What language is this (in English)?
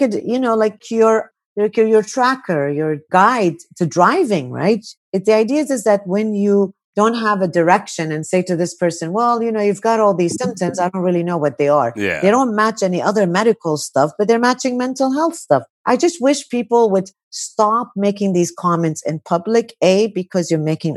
English